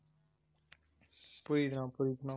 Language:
Tamil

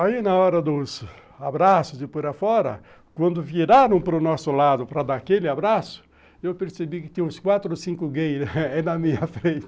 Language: Portuguese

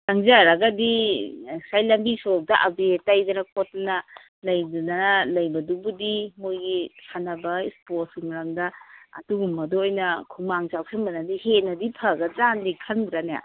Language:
Manipuri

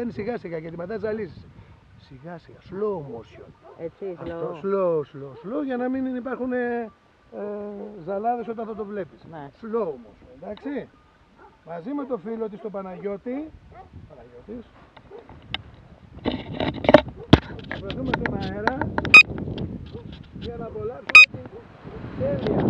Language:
Greek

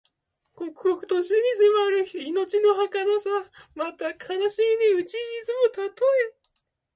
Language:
Japanese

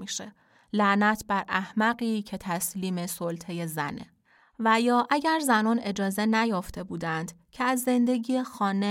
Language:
Persian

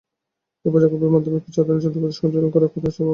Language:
Bangla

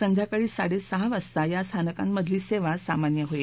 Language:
Marathi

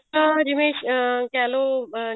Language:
Punjabi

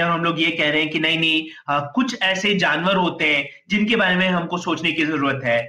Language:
Hindi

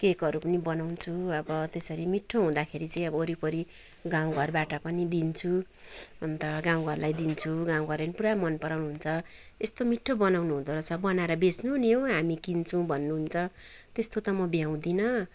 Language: Nepali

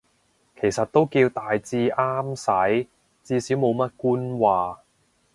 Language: Cantonese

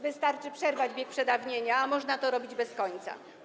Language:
Polish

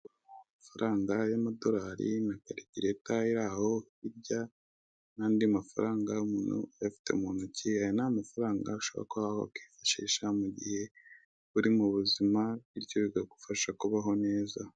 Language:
Kinyarwanda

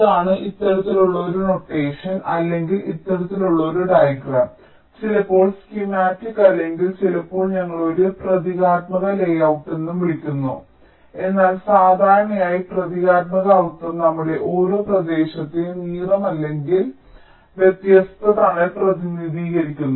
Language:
Malayalam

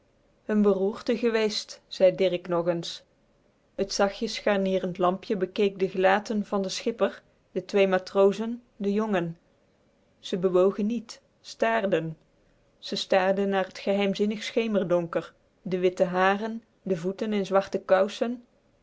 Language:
Dutch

